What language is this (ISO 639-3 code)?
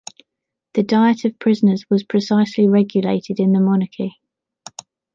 eng